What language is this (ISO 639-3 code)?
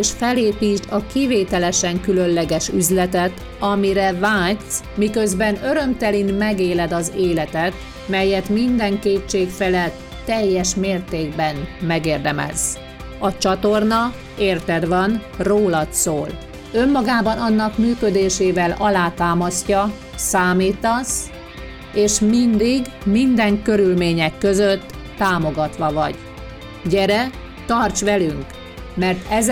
hun